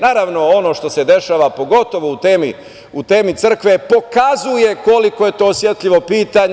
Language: Serbian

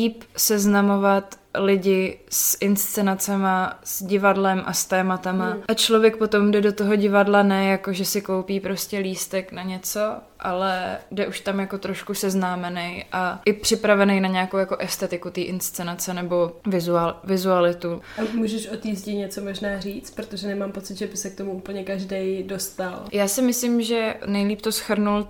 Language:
Czech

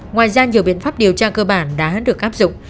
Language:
Vietnamese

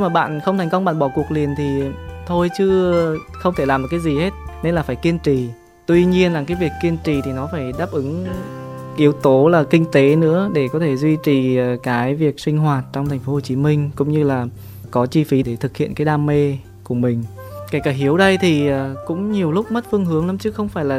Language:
Vietnamese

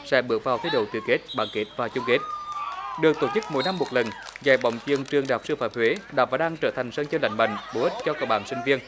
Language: Vietnamese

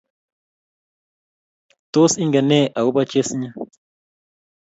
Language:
Kalenjin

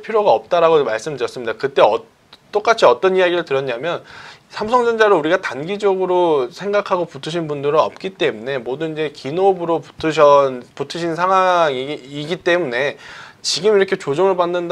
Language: Korean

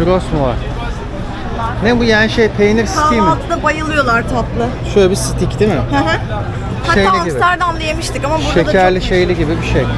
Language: Turkish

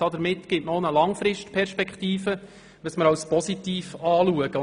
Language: Swiss German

